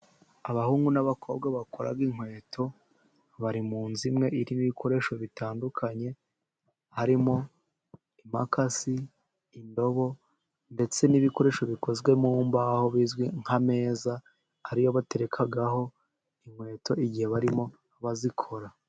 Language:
Kinyarwanda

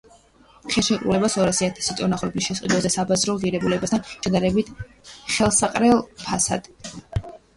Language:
Georgian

